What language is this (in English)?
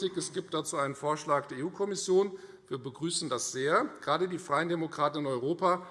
German